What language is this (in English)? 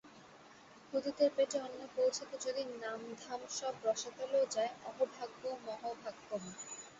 Bangla